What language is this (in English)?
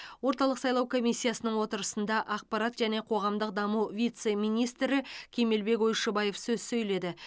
Kazakh